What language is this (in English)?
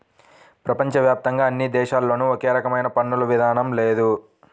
Telugu